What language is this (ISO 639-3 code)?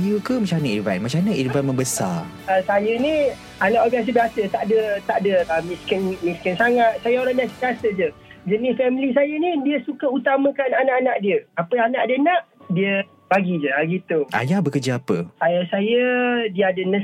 msa